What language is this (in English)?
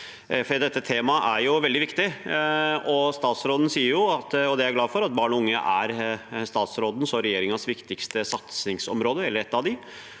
Norwegian